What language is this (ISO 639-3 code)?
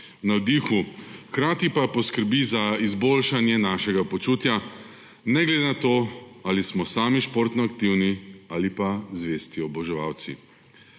slv